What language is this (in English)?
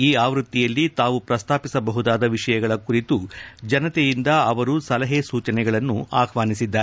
Kannada